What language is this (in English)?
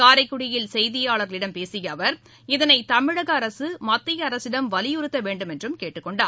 Tamil